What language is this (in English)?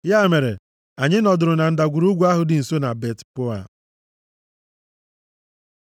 Igbo